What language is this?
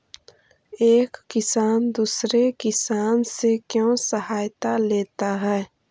Magahi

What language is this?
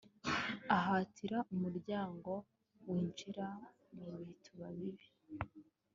Kinyarwanda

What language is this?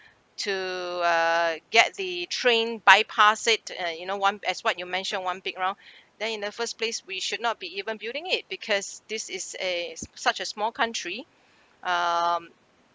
English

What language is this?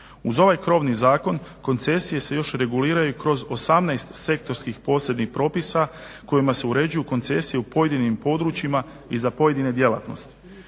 Croatian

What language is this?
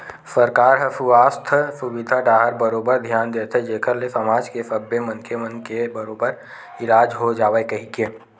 Chhattisgarhi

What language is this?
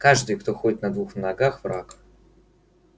Russian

